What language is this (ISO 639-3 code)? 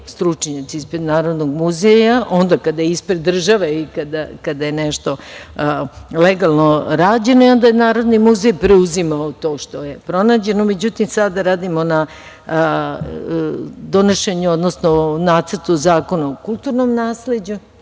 srp